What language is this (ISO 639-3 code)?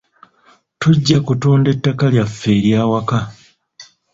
lug